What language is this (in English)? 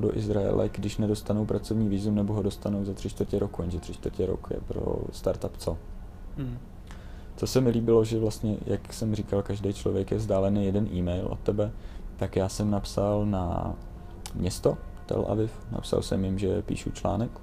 Czech